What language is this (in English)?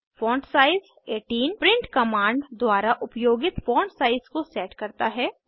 Hindi